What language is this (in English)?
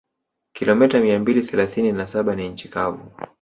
Swahili